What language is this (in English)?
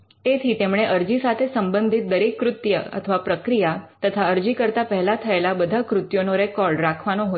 Gujarati